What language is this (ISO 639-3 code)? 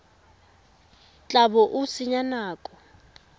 tsn